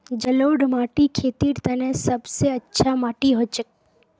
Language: Magahi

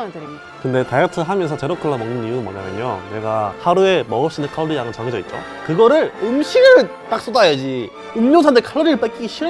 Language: Korean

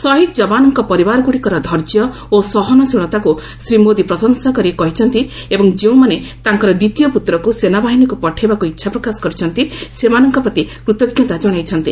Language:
Odia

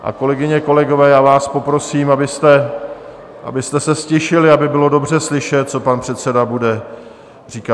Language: Czech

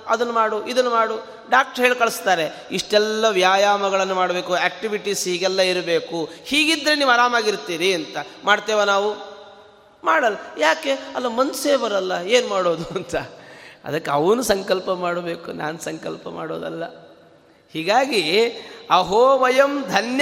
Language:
Kannada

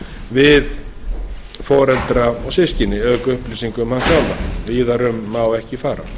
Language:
Icelandic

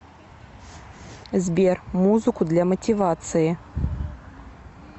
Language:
Russian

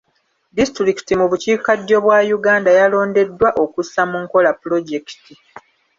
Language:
Ganda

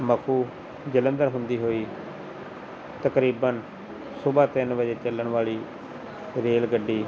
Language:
Punjabi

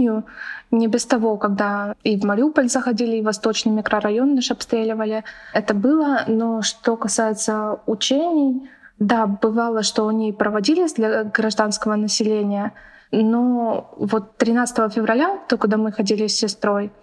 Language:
Russian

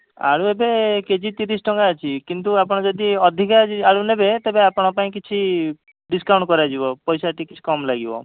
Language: Odia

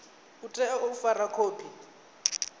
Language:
Venda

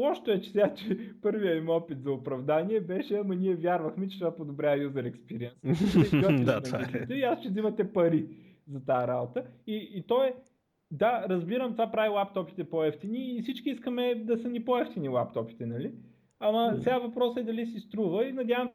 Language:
Bulgarian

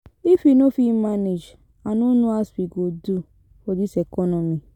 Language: Nigerian Pidgin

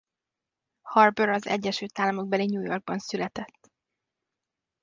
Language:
Hungarian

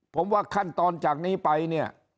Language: Thai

